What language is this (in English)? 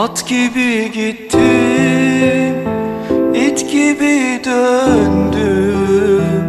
Turkish